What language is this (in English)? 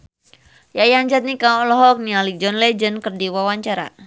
Sundanese